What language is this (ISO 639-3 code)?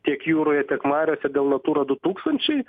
lit